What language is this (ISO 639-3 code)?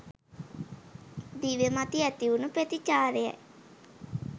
sin